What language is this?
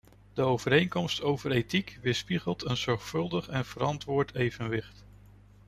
Dutch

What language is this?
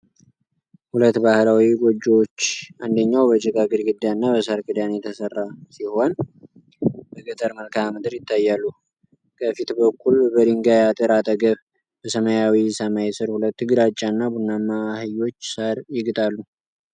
Amharic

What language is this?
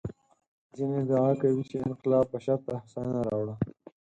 Pashto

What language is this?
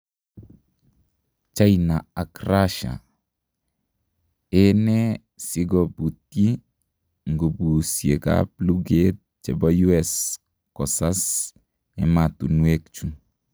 Kalenjin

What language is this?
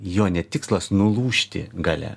Lithuanian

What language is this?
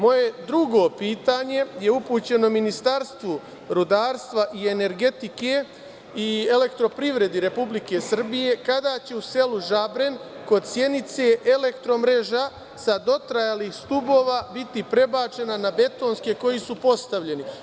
Serbian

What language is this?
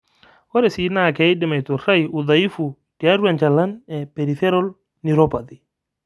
Masai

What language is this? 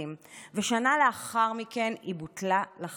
Hebrew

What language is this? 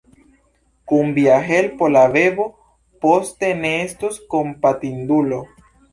Esperanto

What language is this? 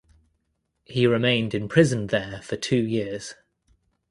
English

